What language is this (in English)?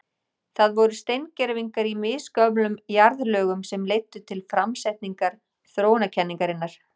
Icelandic